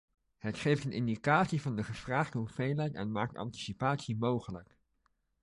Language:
Dutch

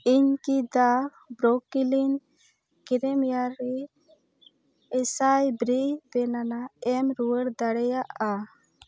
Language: Santali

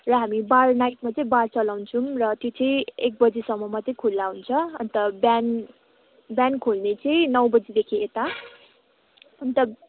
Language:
Nepali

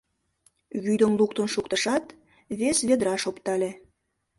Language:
Mari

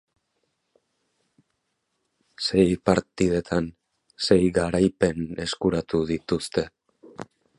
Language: Basque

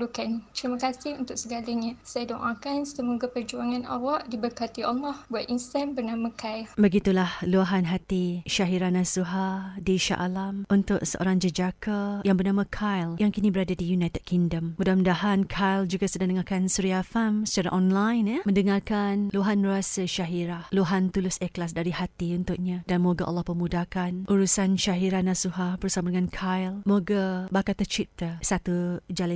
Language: Malay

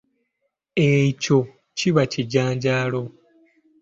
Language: Ganda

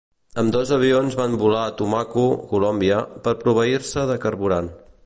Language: Catalan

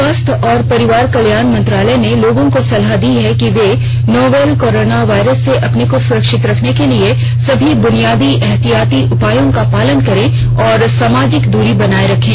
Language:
Hindi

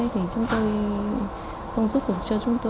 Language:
Vietnamese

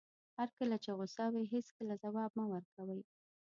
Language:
Pashto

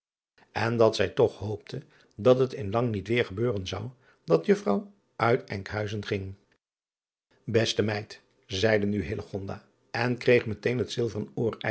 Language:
Dutch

